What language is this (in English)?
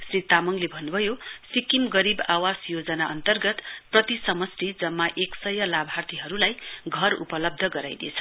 Nepali